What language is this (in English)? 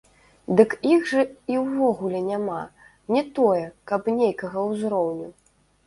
Belarusian